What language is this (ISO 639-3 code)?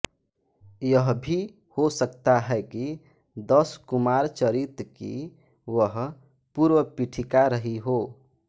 hin